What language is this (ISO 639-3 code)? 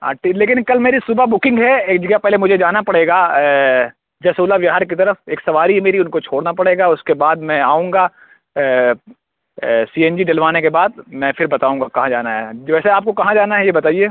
urd